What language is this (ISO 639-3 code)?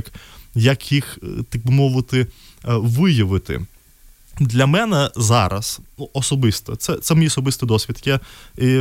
ukr